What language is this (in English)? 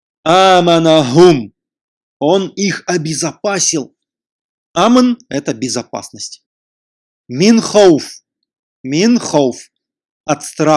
Russian